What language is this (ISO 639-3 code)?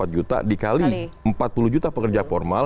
ind